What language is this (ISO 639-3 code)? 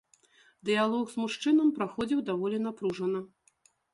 bel